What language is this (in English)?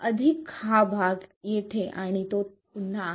Marathi